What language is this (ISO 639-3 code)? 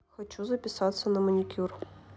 rus